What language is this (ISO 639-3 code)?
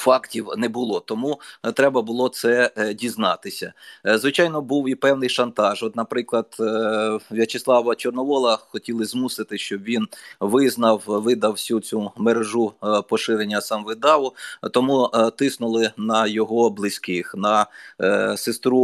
ukr